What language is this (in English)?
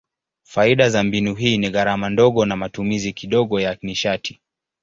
Swahili